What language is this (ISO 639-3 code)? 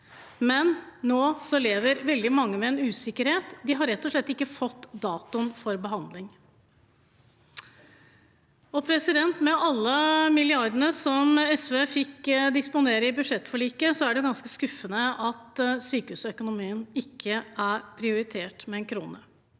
nor